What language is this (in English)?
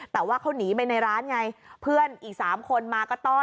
Thai